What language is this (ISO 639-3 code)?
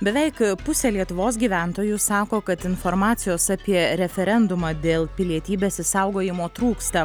lit